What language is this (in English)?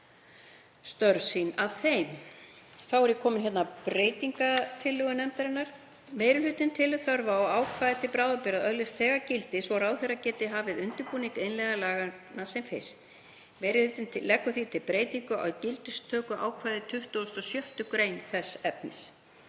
Icelandic